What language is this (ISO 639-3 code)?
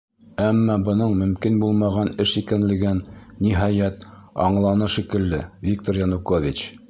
bak